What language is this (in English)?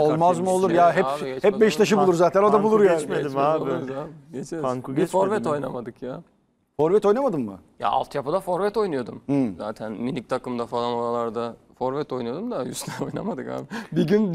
Turkish